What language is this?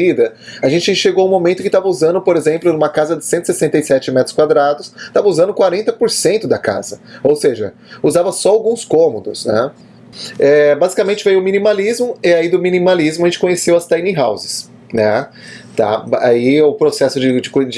Portuguese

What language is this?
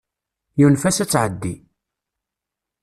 Kabyle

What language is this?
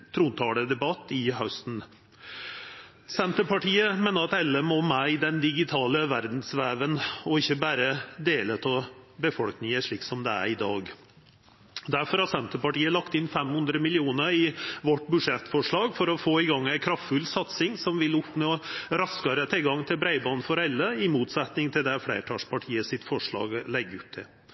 Norwegian Nynorsk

